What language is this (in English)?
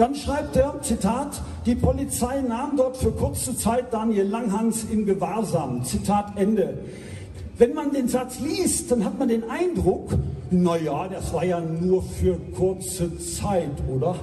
German